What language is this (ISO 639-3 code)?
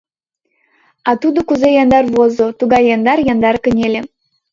chm